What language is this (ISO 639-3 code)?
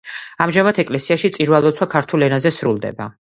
kat